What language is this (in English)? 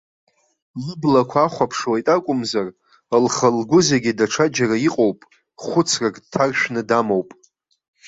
Abkhazian